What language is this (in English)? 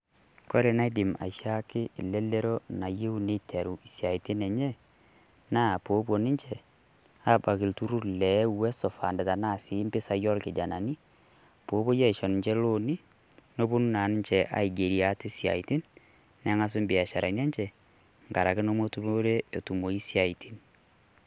Masai